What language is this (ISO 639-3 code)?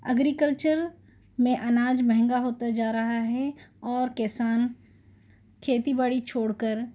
urd